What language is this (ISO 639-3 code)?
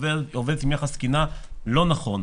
heb